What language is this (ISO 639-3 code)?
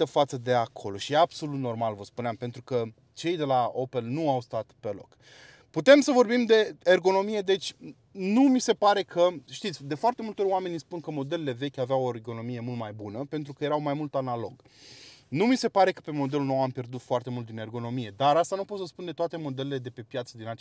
ron